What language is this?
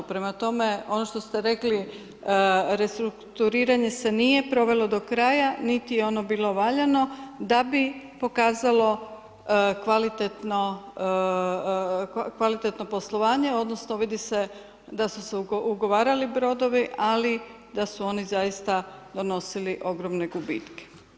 Croatian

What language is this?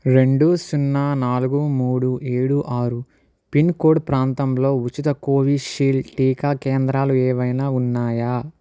Telugu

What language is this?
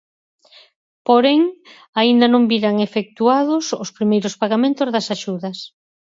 Galician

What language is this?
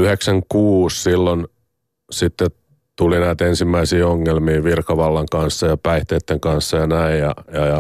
Finnish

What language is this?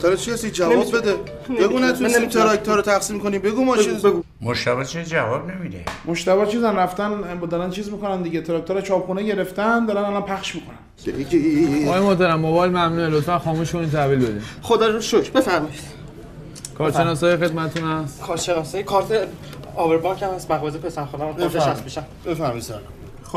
Persian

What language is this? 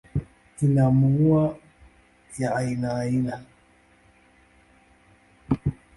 Swahili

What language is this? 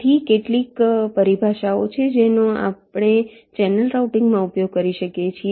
Gujarati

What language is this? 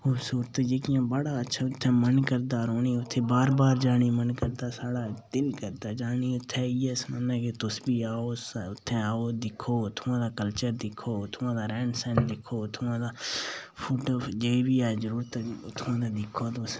Dogri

